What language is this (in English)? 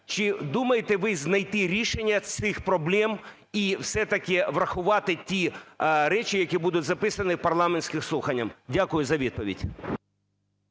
Ukrainian